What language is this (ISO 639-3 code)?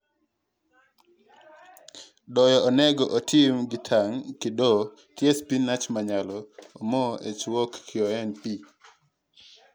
luo